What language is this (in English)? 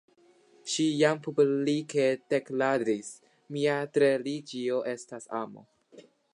Esperanto